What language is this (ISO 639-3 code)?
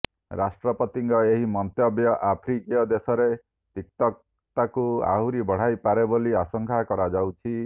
ori